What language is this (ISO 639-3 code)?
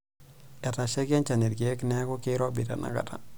mas